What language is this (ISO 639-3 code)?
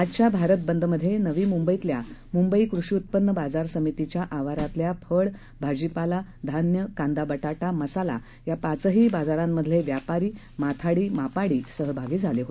mar